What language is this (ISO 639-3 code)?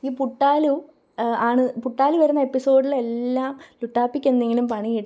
mal